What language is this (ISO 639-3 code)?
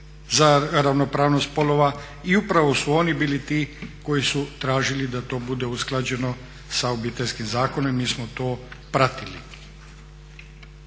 hrv